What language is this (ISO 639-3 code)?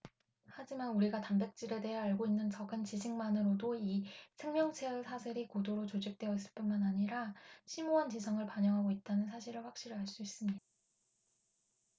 kor